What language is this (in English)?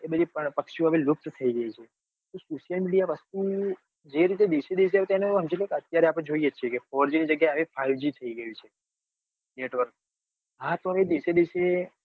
Gujarati